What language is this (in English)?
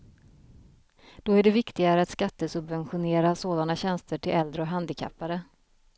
Swedish